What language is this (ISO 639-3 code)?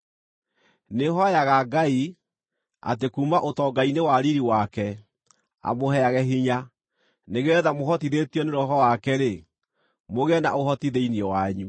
kik